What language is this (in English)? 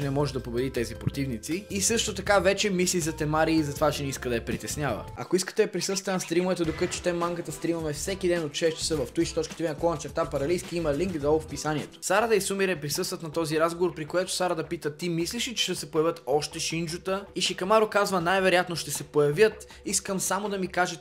Bulgarian